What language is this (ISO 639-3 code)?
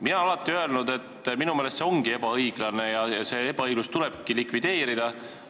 est